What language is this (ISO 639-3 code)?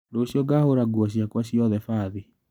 kik